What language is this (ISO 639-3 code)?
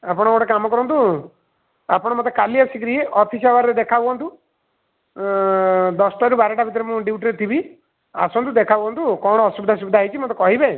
ori